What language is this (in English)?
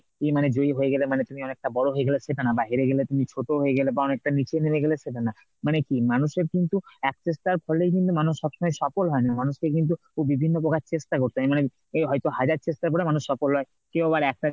Bangla